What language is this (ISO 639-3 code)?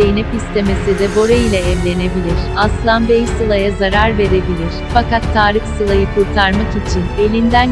tur